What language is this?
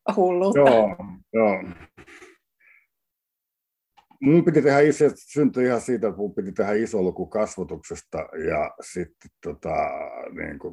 Finnish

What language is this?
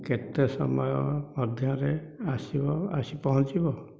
Odia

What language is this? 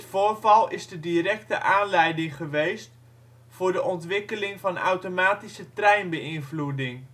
Dutch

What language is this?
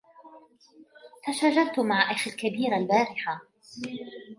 Arabic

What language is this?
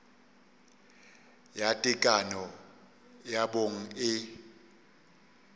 Northern Sotho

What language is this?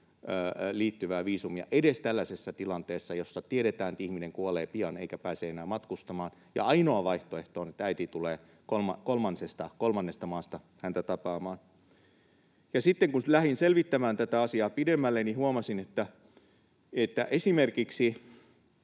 Finnish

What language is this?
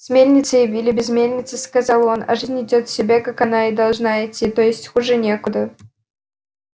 Russian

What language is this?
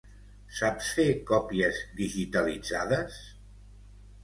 Catalan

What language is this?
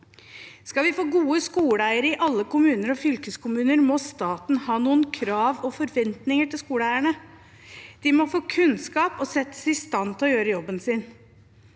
Norwegian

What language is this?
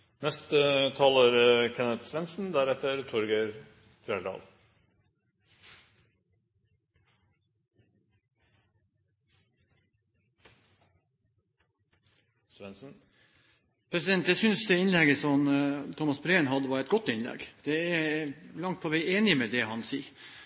Norwegian Bokmål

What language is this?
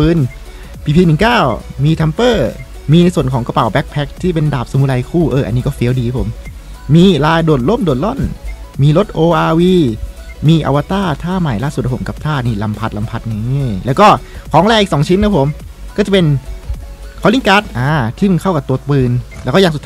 Thai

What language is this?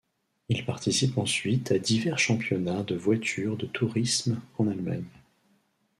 French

